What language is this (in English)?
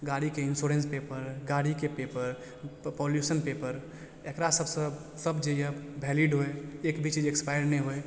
Maithili